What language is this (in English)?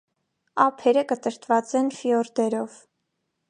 Armenian